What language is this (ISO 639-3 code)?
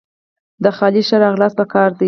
pus